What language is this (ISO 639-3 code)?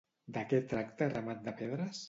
cat